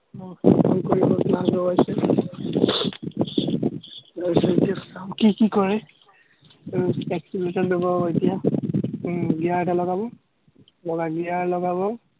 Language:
Assamese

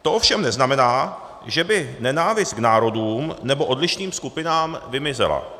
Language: Czech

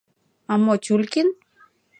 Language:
Mari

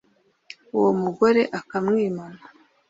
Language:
Kinyarwanda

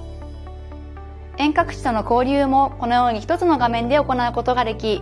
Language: Japanese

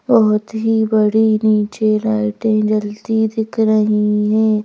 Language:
Hindi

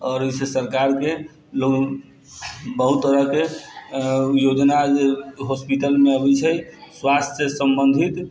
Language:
Maithili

